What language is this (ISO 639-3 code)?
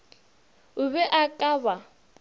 nso